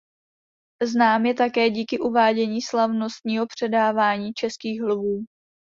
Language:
Czech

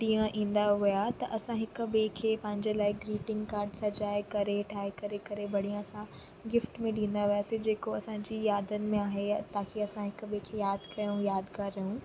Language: Sindhi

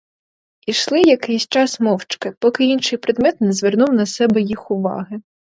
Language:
Ukrainian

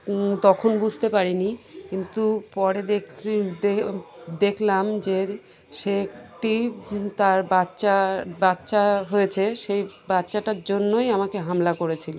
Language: Bangla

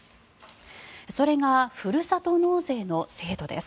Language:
Japanese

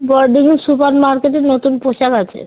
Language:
Bangla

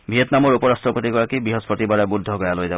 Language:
Assamese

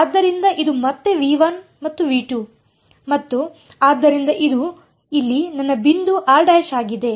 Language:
Kannada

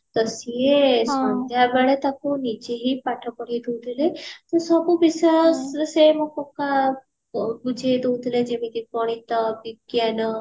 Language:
Odia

